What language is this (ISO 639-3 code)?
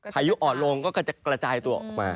tha